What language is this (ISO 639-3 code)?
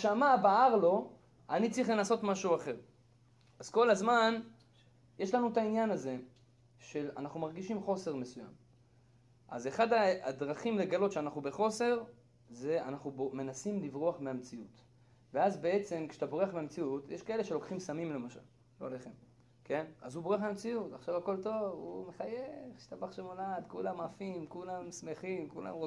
heb